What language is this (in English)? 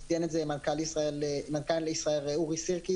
Hebrew